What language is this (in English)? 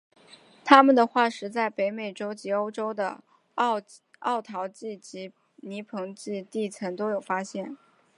Chinese